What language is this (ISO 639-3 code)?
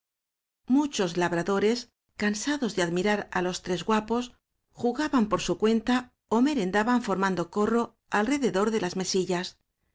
spa